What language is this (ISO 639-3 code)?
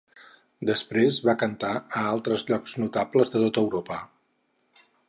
cat